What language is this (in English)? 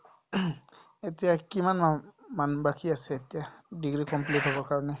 Assamese